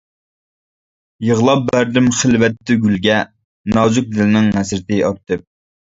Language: Uyghur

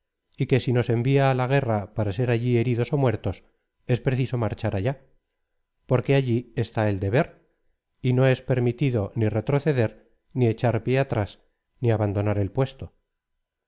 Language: Spanish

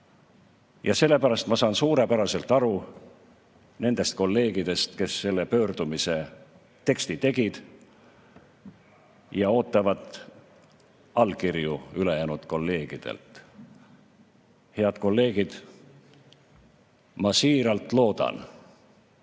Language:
Estonian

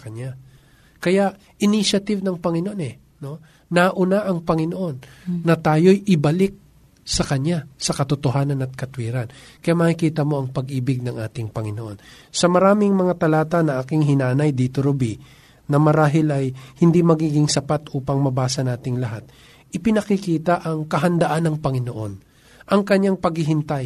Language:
Filipino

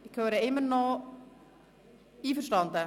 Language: Swiss German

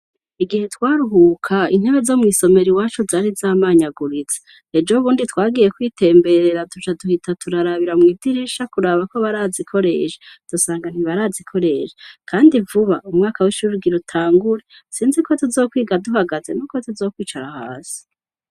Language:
Rundi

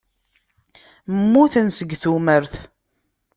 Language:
Kabyle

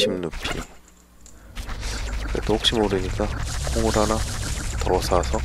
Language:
Korean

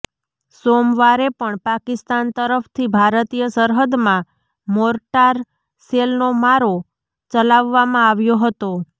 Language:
Gujarati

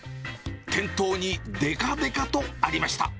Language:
Japanese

